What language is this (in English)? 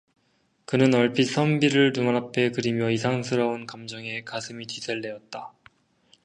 Korean